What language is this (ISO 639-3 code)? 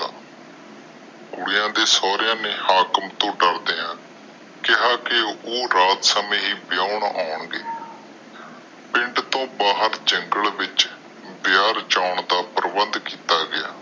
pan